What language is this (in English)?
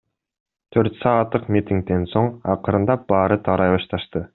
Kyrgyz